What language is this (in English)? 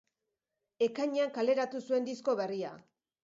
Basque